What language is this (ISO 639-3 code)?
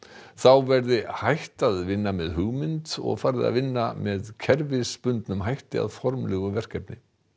isl